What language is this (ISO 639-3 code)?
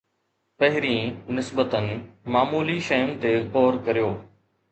snd